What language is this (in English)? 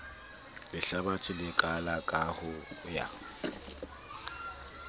Southern Sotho